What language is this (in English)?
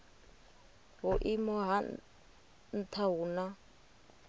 Venda